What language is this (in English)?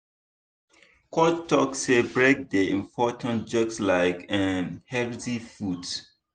Nigerian Pidgin